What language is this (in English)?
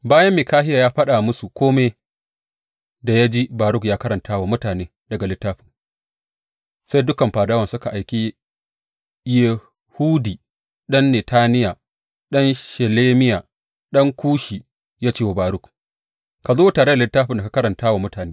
Hausa